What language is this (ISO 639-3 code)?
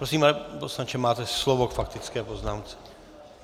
ces